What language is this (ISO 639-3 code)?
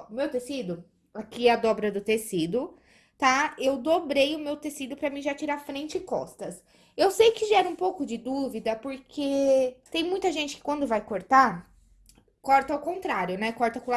por